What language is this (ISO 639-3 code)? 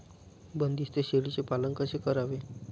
mar